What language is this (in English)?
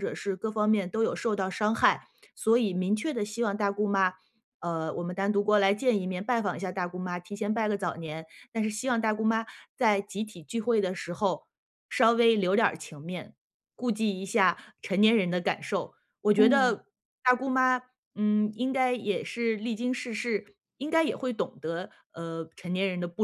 Chinese